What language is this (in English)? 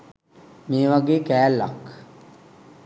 Sinhala